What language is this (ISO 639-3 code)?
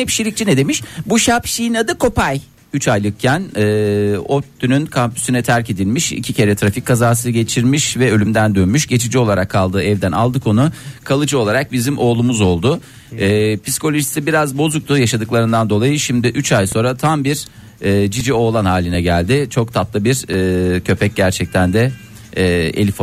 tur